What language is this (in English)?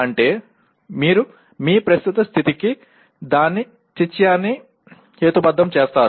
Telugu